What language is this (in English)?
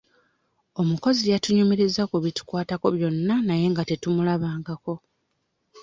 Ganda